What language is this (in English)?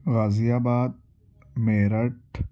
Urdu